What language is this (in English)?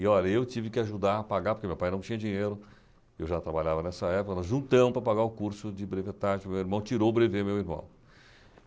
Portuguese